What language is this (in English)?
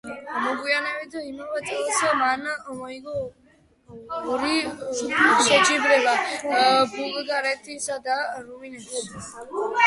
Georgian